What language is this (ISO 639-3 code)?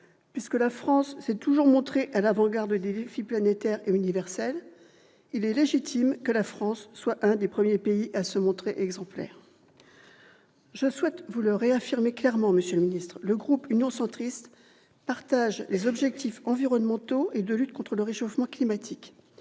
fra